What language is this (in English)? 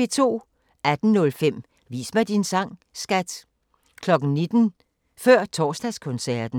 Danish